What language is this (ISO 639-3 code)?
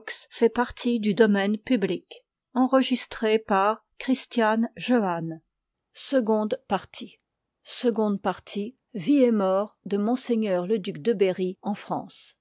fra